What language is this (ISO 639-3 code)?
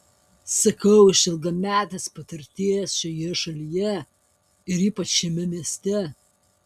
lit